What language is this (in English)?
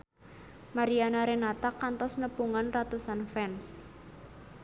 Sundanese